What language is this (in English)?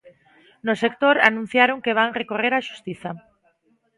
Galician